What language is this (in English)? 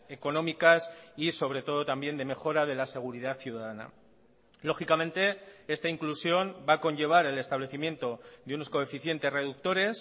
Spanish